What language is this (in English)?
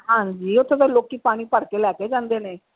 Punjabi